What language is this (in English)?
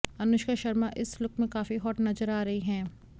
Hindi